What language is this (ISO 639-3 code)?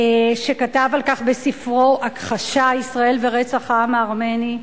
heb